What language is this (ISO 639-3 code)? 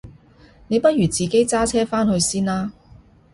yue